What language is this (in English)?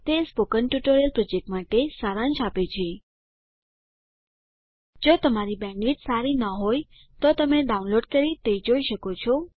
Gujarati